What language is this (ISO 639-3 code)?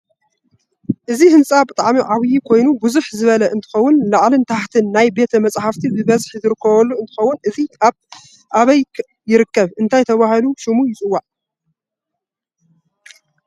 tir